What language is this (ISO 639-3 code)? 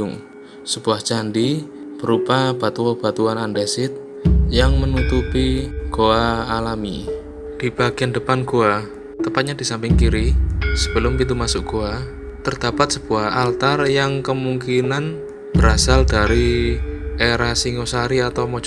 ind